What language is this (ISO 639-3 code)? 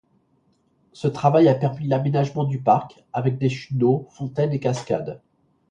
fra